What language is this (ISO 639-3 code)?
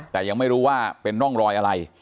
tha